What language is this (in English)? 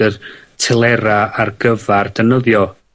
Welsh